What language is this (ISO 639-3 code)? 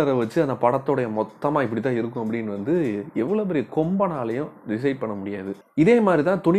ind